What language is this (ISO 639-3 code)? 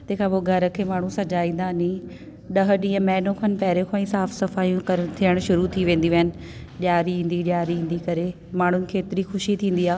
snd